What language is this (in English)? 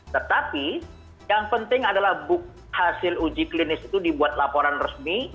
Indonesian